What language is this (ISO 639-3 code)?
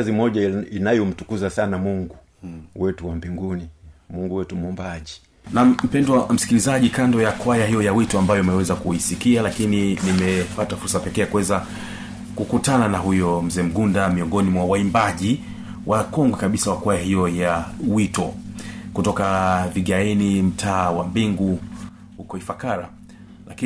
swa